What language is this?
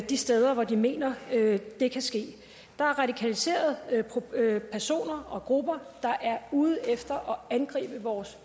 Danish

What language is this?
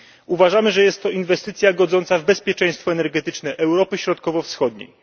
Polish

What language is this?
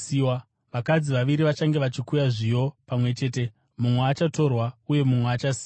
Shona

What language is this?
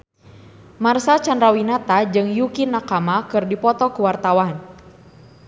Sundanese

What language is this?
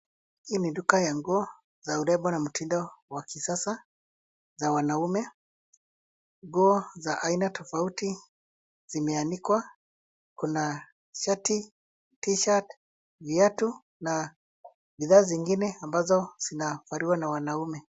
Swahili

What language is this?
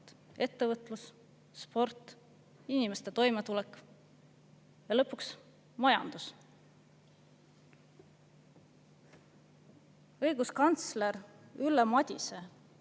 Estonian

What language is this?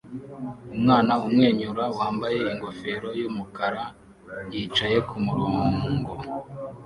Kinyarwanda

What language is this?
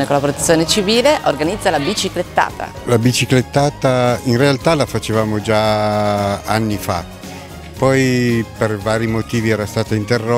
Italian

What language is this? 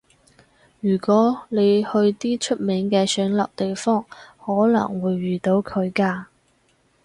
Cantonese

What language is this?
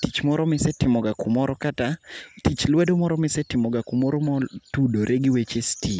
Luo (Kenya and Tanzania)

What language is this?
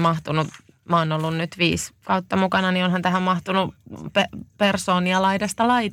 Finnish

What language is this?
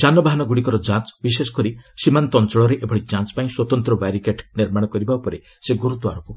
Odia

